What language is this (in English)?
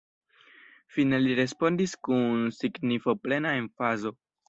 Esperanto